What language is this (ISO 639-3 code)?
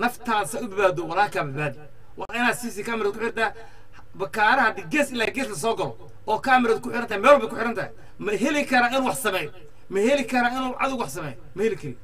ara